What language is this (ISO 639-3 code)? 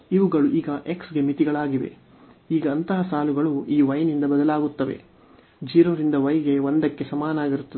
kan